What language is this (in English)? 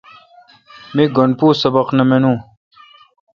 Kalkoti